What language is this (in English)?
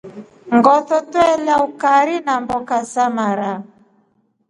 Rombo